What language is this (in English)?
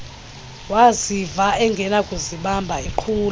Xhosa